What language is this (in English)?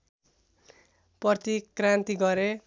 Nepali